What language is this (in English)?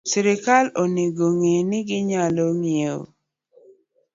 Luo (Kenya and Tanzania)